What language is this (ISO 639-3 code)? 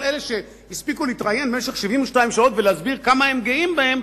heb